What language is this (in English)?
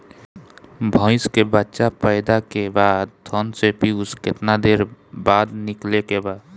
Bhojpuri